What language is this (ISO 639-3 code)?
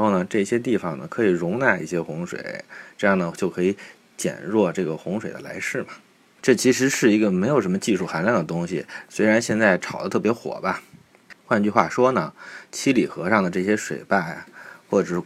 zho